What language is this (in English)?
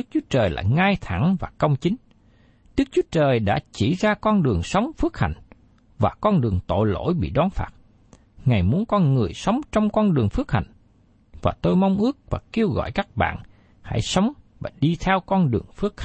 Vietnamese